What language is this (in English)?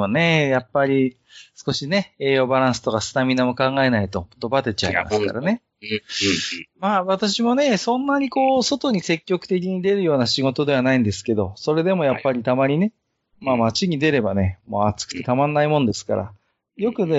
Japanese